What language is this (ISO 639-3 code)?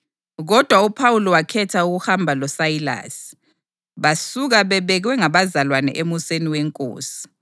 nde